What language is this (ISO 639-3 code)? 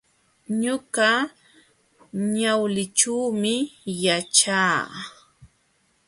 qxw